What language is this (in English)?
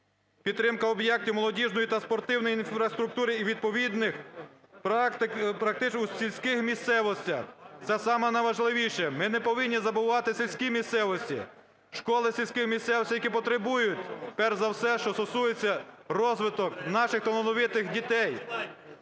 Ukrainian